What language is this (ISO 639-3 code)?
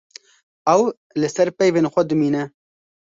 kur